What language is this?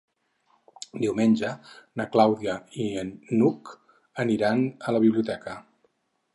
Catalan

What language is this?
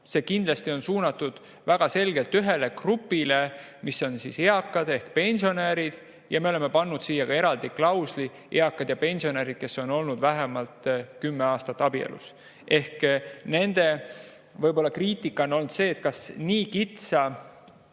Estonian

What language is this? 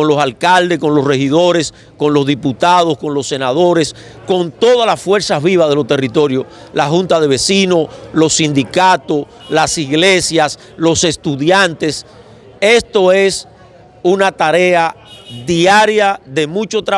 Spanish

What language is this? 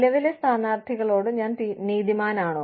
Malayalam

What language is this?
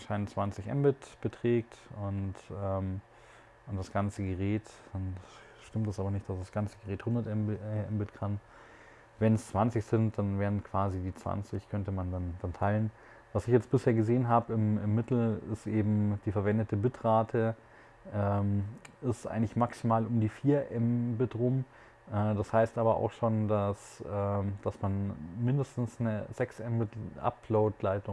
German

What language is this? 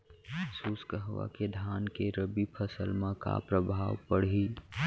Chhattisgarhi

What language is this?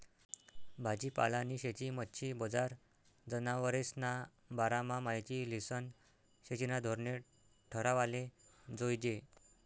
Marathi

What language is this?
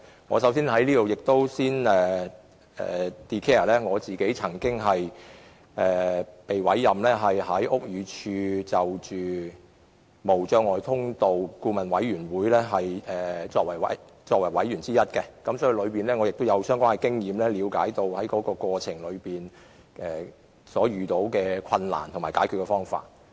Cantonese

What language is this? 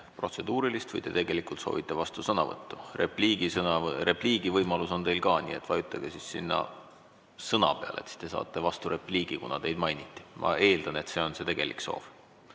Estonian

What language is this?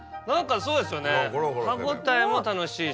Japanese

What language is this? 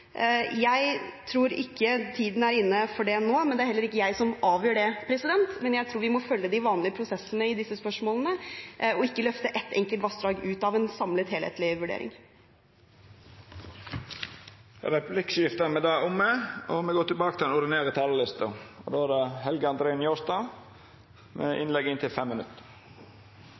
Norwegian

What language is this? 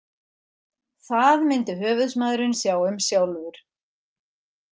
Icelandic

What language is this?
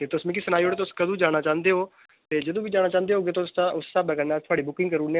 Dogri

